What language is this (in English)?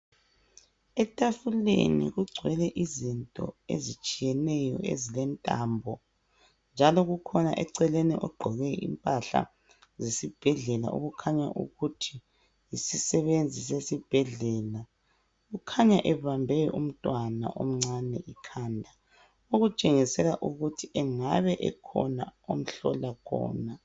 North Ndebele